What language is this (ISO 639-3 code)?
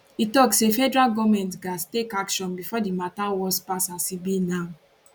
pcm